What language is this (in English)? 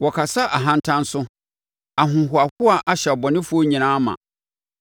Akan